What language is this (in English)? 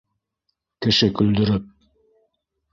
Bashkir